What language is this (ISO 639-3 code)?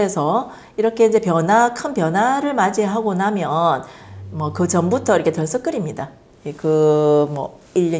kor